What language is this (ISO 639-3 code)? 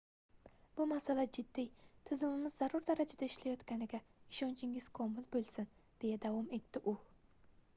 uzb